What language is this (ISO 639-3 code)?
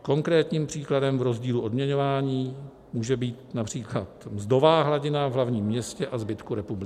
ces